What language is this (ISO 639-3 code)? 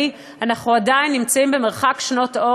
heb